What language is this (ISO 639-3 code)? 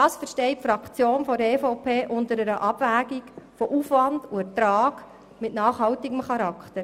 gsw